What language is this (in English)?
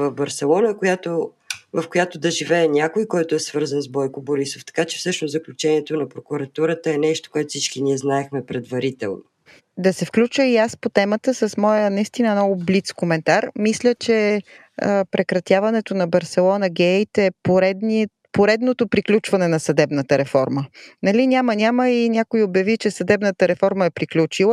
Bulgarian